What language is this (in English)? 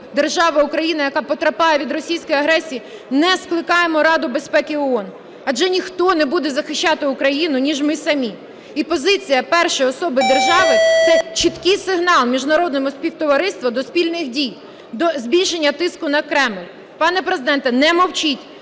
Ukrainian